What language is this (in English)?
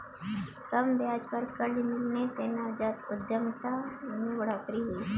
Hindi